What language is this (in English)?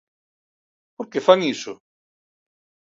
Galician